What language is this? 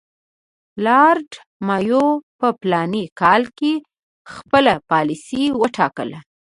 Pashto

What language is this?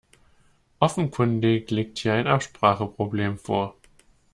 German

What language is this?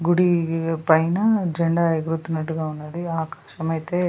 Telugu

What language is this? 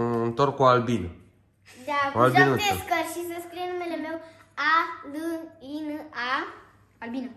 Romanian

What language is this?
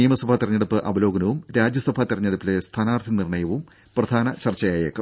Malayalam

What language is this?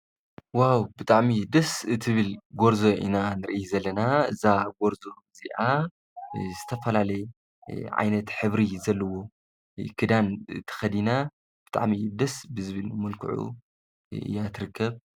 Tigrinya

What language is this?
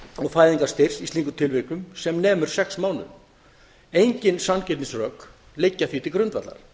Icelandic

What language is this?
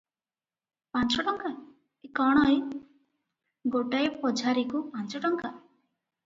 Odia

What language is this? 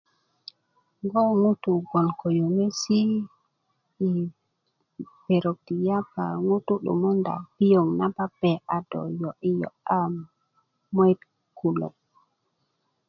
Kuku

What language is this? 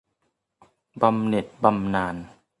Thai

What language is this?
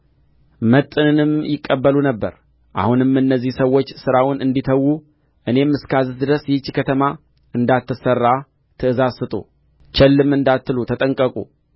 Amharic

